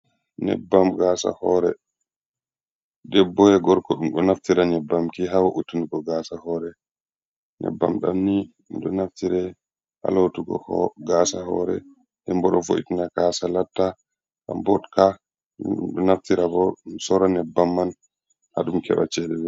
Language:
Fula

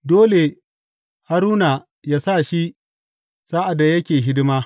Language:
Hausa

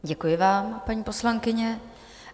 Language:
Czech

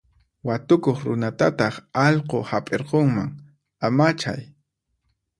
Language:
Puno Quechua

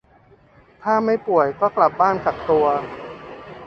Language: Thai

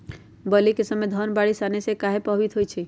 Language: Magahi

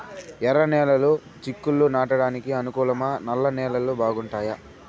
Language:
Telugu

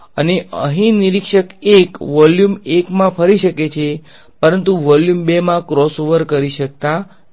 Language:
Gujarati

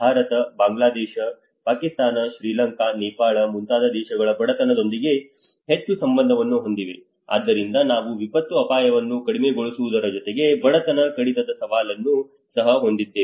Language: Kannada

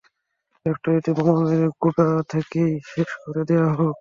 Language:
Bangla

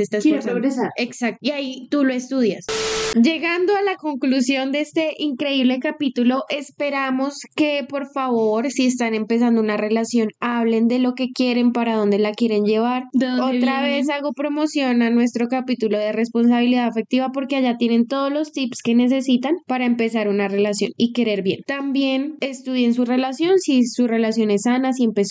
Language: Spanish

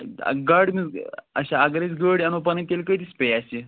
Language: Kashmiri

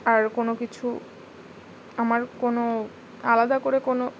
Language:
Bangla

